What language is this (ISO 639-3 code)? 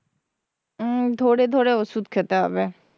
ben